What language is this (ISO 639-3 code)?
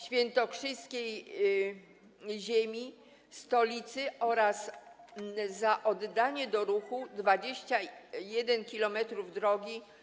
pol